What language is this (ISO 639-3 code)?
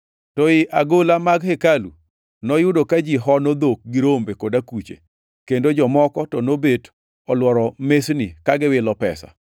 luo